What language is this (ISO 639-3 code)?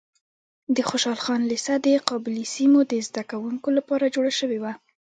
pus